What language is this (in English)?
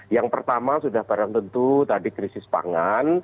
Indonesian